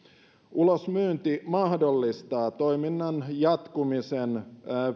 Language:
Finnish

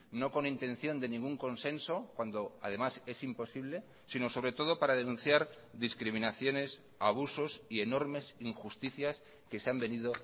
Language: Spanish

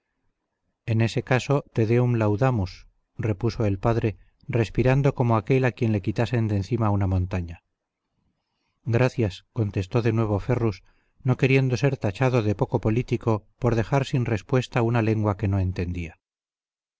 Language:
Spanish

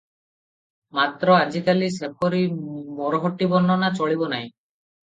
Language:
Odia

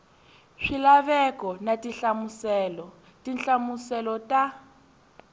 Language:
Tsonga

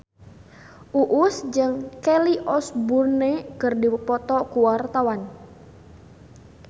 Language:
Sundanese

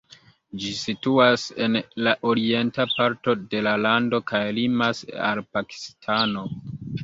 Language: Esperanto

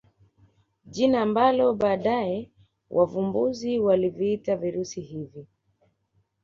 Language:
Swahili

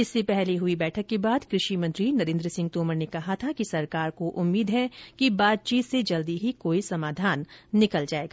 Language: Hindi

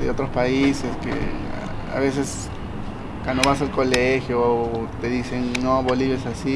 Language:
Spanish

